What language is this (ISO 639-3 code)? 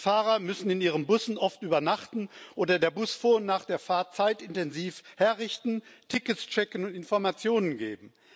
deu